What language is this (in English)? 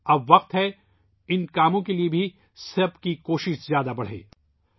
Urdu